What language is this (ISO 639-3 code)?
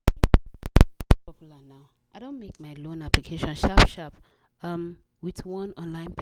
pcm